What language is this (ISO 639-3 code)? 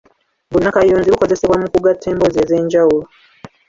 lug